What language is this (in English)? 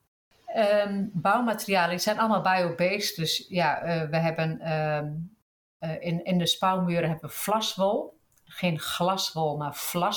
Dutch